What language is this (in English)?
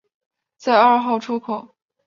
Chinese